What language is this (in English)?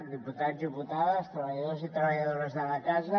Catalan